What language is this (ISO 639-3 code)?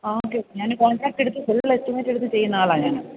mal